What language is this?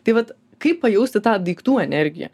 Lithuanian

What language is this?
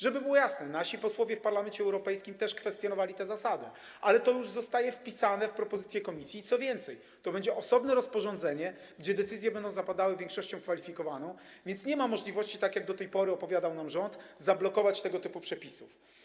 Polish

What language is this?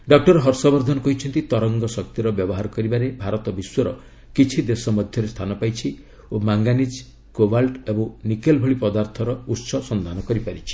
Odia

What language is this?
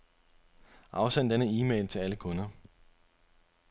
Danish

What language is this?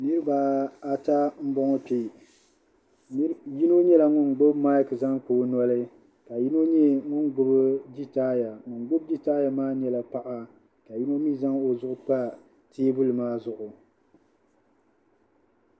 Dagbani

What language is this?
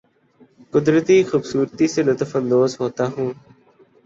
Urdu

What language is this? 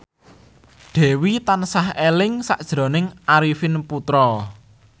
Javanese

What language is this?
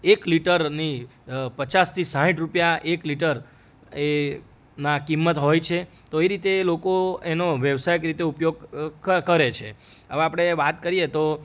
Gujarati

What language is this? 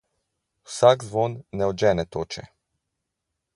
Slovenian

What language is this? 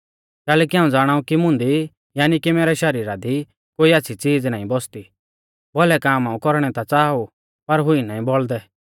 Mahasu Pahari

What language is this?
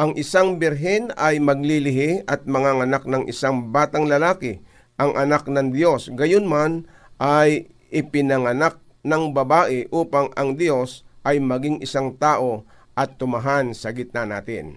Filipino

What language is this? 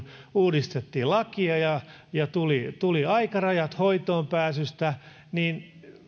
Finnish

